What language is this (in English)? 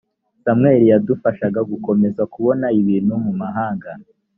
Kinyarwanda